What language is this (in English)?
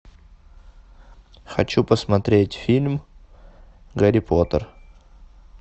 Russian